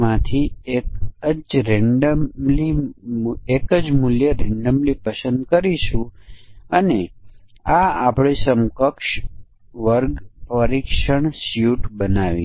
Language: Gujarati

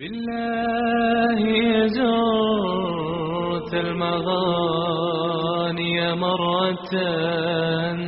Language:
Croatian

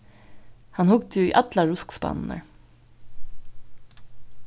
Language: Faroese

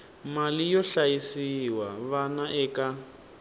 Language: Tsonga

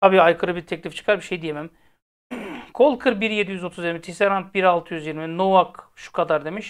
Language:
Turkish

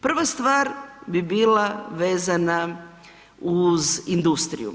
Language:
Croatian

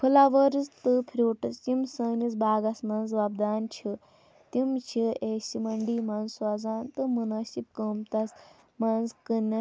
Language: Kashmiri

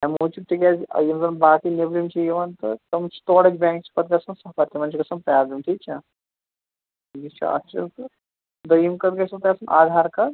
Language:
Kashmiri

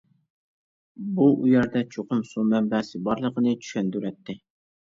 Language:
Uyghur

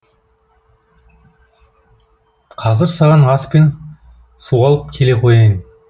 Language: Kazakh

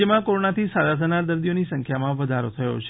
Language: Gujarati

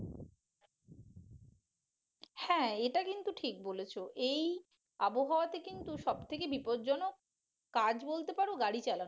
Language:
Bangla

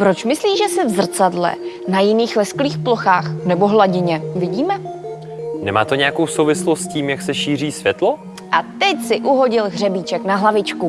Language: Czech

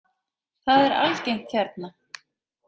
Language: Icelandic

